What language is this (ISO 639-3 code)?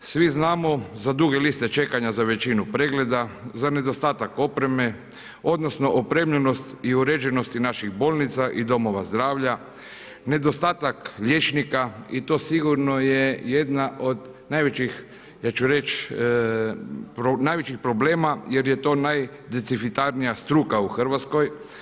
hrv